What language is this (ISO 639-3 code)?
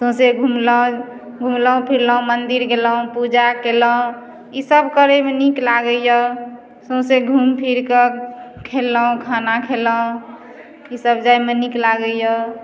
mai